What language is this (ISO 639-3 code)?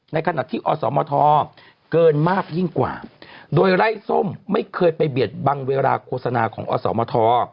tha